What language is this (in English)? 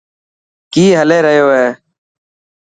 Dhatki